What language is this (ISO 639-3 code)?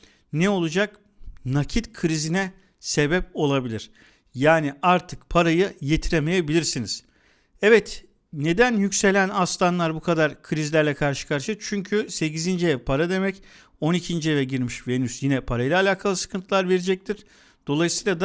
tur